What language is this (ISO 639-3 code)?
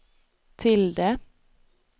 swe